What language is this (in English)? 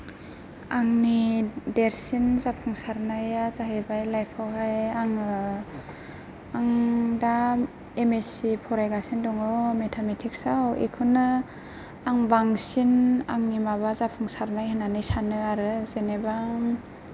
Bodo